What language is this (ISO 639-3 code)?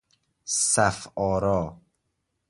fas